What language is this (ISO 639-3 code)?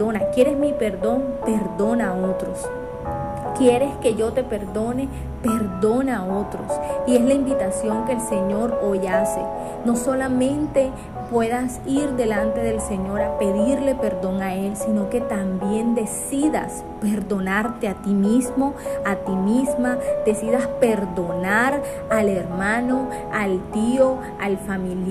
spa